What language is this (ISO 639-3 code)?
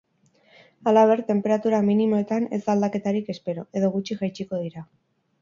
eus